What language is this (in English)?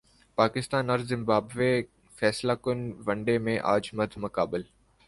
Urdu